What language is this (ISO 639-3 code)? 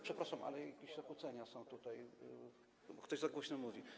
pol